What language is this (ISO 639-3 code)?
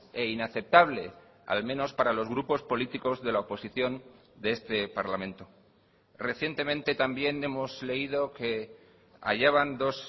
spa